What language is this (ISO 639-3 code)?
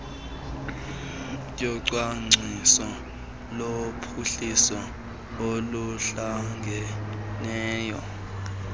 xho